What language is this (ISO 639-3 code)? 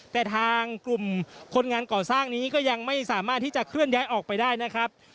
tha